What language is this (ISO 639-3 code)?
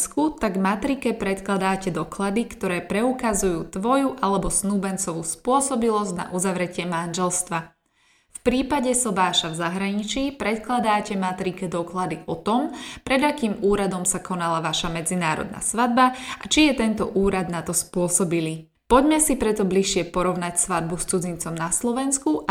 slk